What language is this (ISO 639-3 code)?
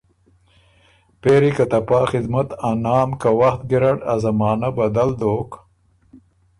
oru